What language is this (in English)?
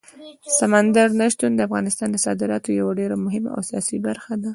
Pashto